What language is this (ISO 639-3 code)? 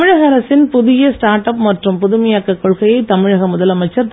tam